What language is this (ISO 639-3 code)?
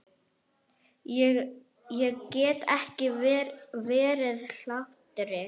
isl